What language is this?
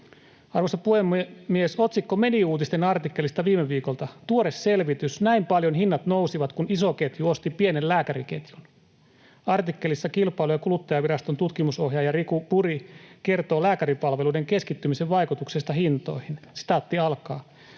Finnish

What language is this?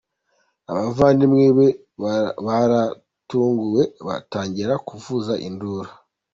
Kinyarwanda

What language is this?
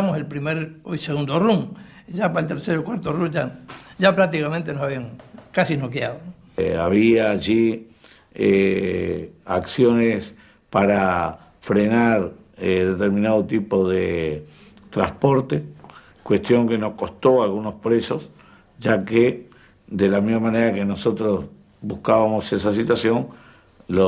Spanish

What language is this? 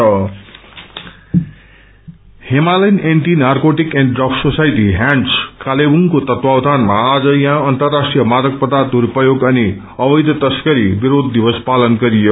Nepali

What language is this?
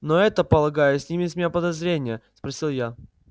Russian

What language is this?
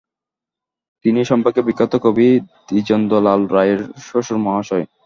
Bangla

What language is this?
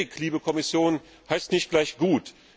German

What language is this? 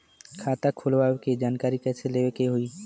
Bhojpuri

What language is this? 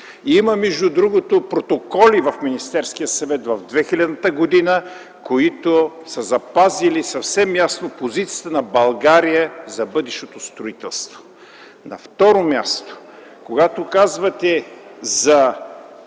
Bulgarian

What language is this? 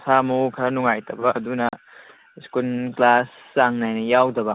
Manipuri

